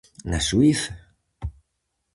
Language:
Galician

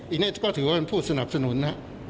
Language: Thai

